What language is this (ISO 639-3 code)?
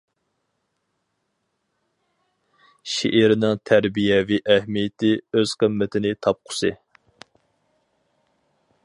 uig